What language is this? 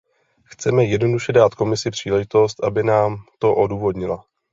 Czech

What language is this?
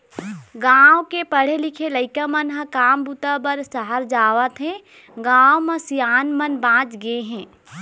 Chhattisgarhi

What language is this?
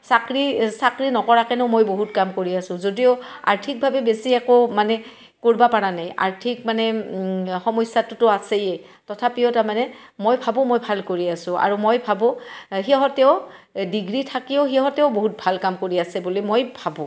Assamese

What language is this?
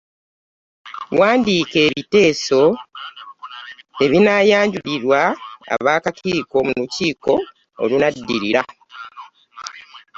Ganda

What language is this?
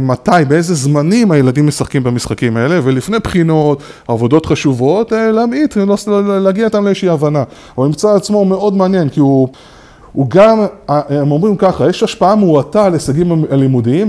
Hebrew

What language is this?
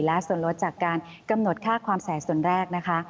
Thai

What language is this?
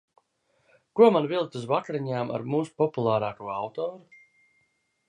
Latvian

